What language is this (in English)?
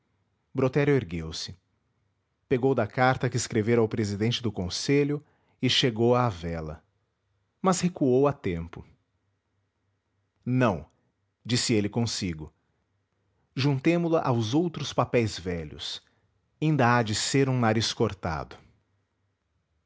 Portuguese